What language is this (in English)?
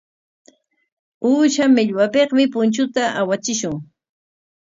Corongo Ancash Quechua